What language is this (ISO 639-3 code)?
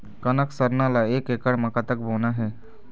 hne